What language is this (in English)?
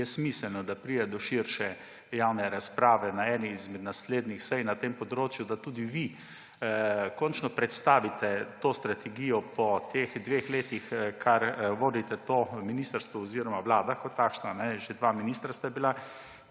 Slovenian